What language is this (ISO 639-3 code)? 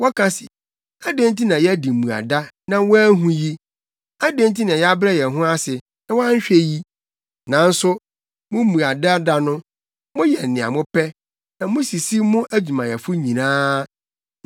aka